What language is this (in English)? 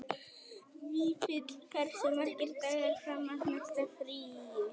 Icelandic